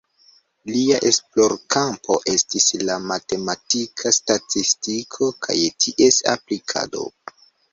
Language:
Esperanto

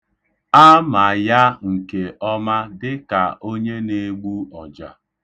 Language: Igbo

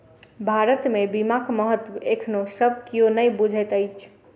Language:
Maithili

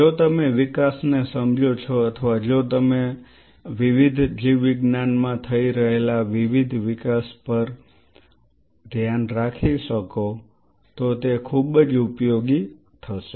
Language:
Gujarati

